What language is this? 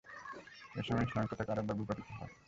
Bangla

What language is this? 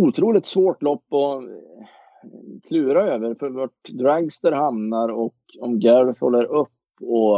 Swedish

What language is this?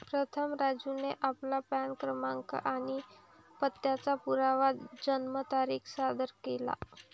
Marathi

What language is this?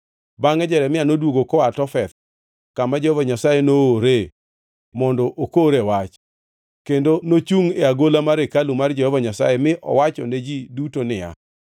Luo (Kenya and Tanzania)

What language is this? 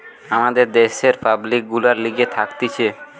Bangla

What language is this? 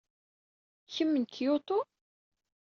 Kabyle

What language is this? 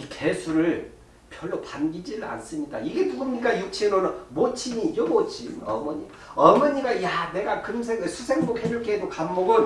Korean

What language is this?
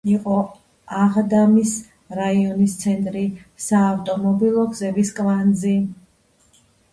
Georgian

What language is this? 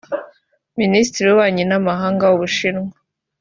Kinyarwanda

